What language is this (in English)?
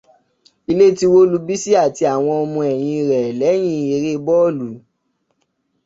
Yoruba